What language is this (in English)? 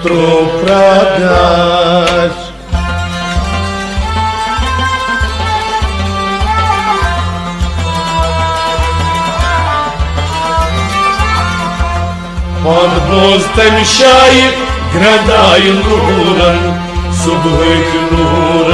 Kashmiri